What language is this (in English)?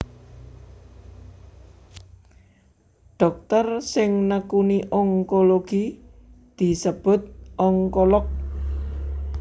Javanese